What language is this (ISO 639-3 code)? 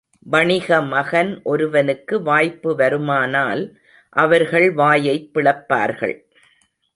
tam